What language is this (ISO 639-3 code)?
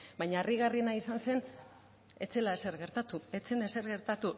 eus